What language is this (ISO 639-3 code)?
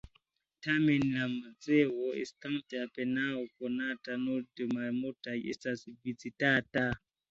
epo